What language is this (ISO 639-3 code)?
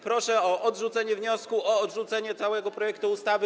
pol